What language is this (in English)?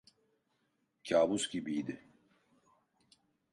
Turkish